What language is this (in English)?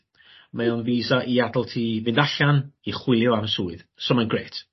Welsh